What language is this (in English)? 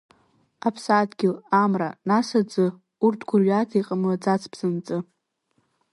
Abkhazian